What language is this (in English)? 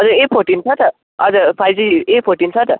Nepali